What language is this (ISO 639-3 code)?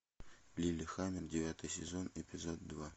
rus